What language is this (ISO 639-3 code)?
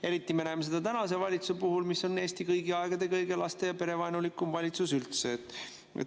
est